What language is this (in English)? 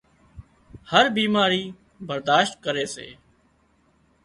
Wadiyara Koli